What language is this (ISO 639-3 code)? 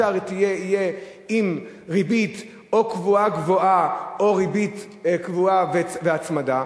heb